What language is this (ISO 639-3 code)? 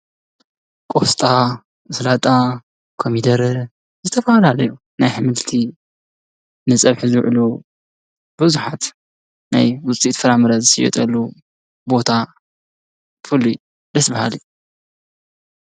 tir